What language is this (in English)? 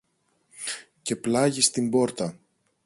Greek